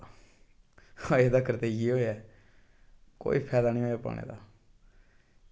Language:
Dogri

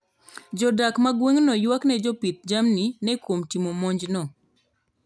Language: Luo (Kenya and Tanzania)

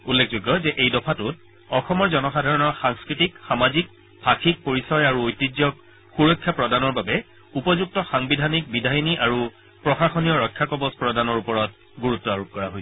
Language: Assamese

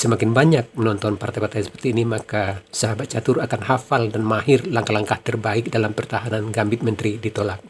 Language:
Indonesian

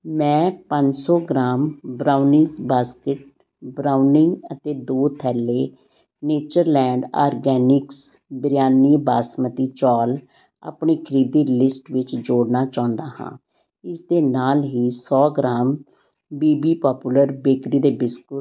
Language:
Punjabi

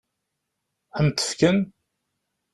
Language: Kabyle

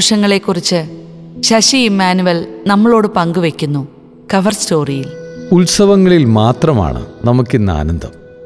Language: Malayalam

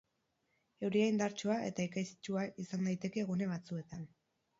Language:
Basque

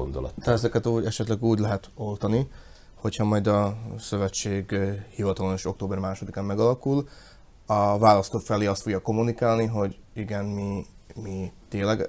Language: Hungarian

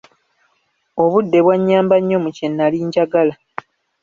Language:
Ganda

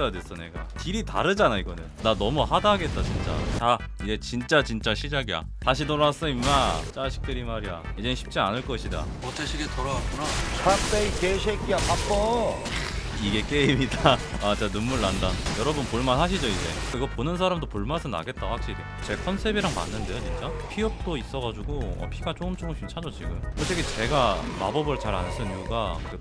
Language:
Korean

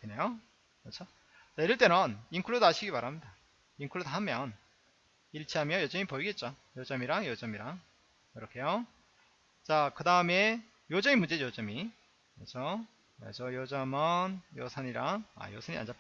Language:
Korean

